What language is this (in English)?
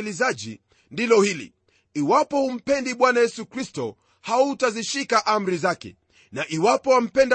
Swahili